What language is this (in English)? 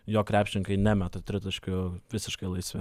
Lithuanian